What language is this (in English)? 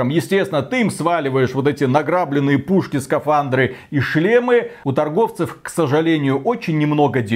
Russian